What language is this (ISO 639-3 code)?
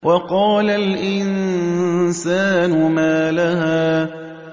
ara